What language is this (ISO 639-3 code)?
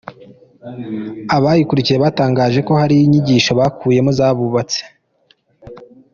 kin